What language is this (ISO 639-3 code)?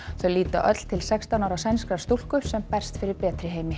isl